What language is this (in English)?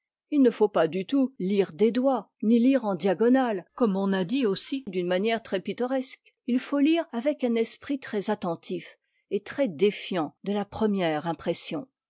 French